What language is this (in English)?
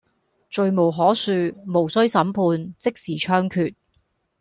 Cantonese